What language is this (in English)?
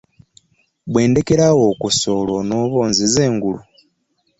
Ganda